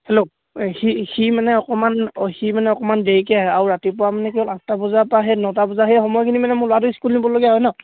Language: Assamese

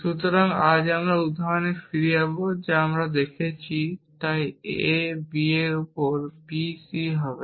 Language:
Bangla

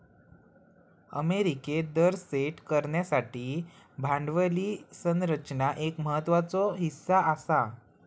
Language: Marathi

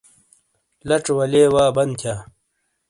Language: Shina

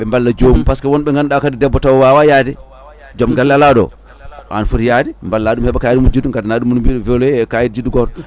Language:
Fula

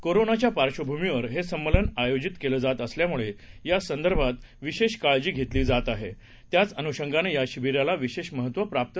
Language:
Marathi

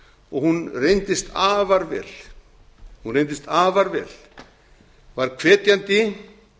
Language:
Icelandic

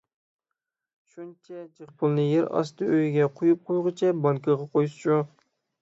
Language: Uyghur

